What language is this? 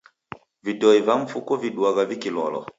Taita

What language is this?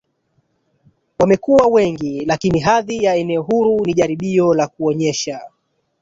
Swahili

